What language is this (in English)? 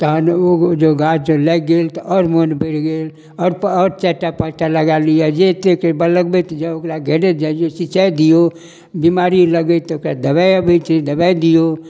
Maithili